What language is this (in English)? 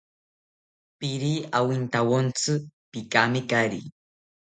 South Ucayali Ashéninka